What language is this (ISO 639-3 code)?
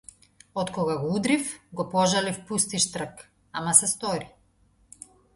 mkd